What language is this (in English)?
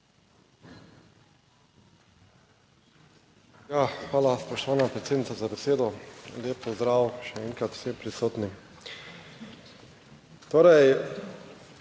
Slovenian